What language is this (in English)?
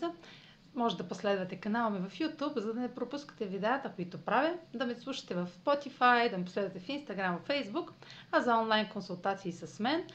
Bulgarian